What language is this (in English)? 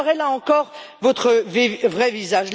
French